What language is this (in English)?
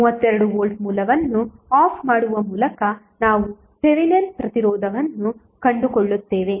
Kannada